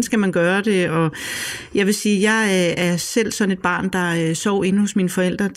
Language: Danish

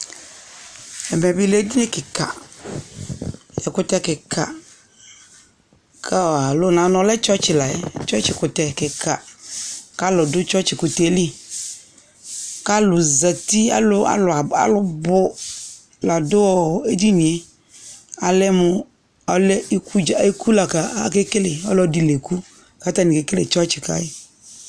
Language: Ikposo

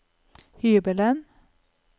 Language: Norwegian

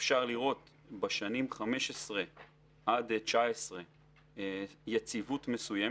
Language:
Hebrew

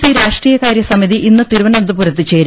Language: Malayalam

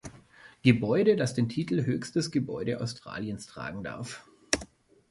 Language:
German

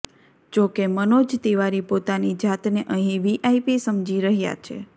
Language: Gujarati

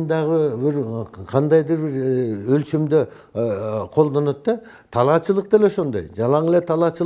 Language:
Turkish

